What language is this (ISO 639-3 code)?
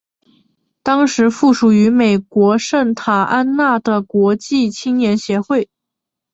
zho